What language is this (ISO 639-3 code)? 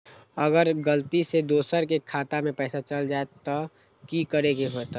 mag